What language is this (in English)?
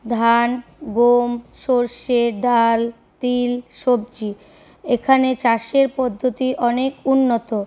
Bangla